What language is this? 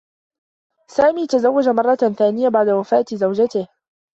Arabic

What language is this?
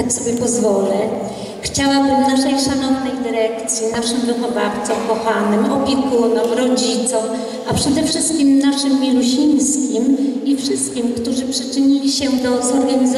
Polish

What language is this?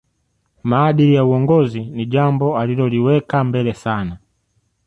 Swahili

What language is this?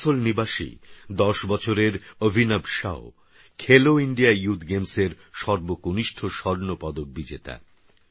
Bangla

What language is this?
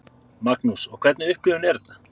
Icelandic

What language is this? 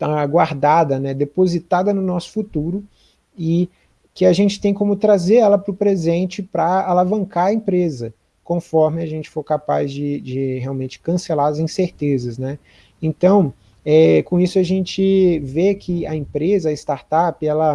Portuguese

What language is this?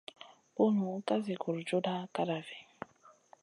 Masana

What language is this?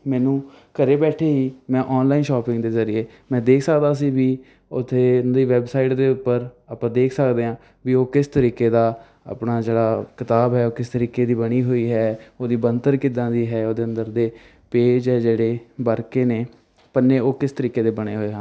Punjabi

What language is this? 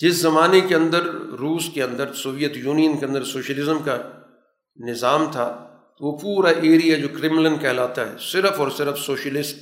Urdu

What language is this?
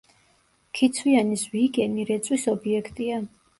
Georgian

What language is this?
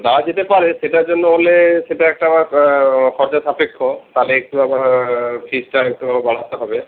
Bangla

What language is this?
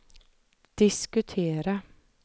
Swedish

